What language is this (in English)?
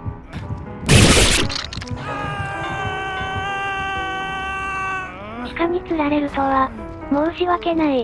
Japanese